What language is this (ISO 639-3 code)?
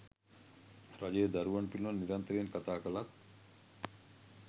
sin